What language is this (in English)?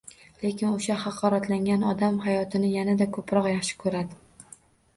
Uzbek